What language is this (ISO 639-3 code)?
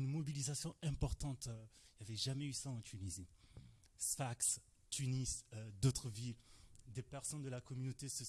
fra